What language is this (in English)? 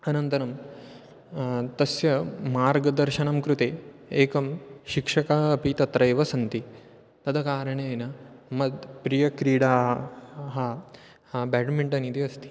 Sanskrit